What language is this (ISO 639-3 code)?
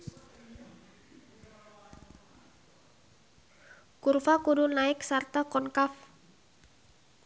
sun